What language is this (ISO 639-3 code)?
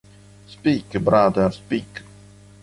ita